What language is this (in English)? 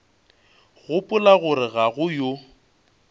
Northern Sotho